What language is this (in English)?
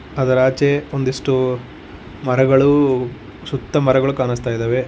Kannada